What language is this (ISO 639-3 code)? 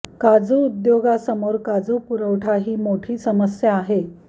mar